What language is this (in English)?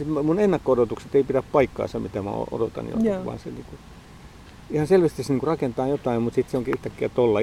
Finnish